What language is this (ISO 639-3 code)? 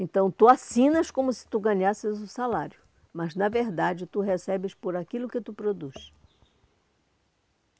por